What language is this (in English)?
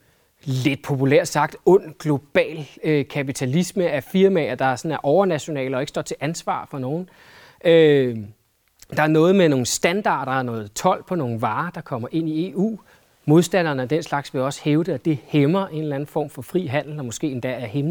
Danish